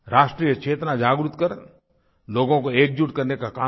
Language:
Hindi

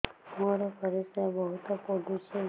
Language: Odia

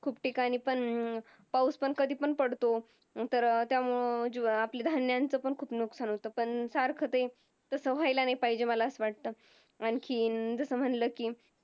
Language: Marathi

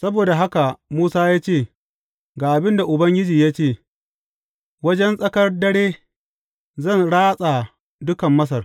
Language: Hausa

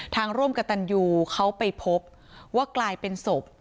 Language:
Thai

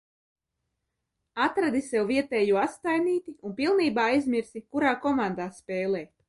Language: Latvian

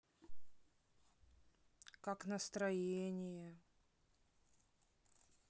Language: Russian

